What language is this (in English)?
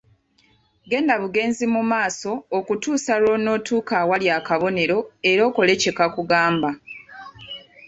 Ganda